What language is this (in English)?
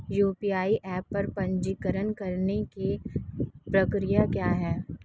Hindi